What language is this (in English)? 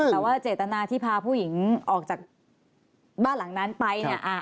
Thai